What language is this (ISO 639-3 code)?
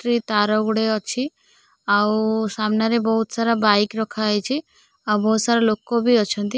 ori